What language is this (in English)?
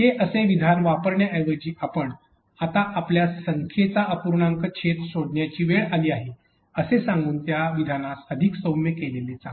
Marathi